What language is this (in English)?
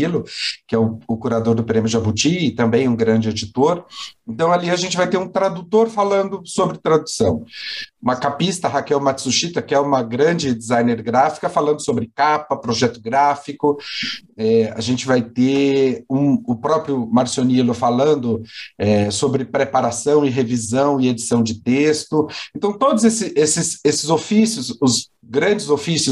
Portuguese